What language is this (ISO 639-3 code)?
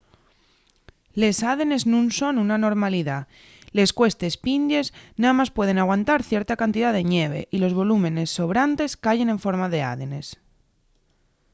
ast